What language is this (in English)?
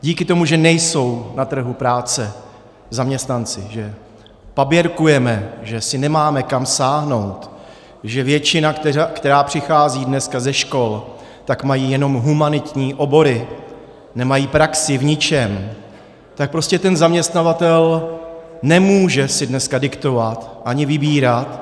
Czech